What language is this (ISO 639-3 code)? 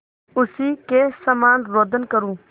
hin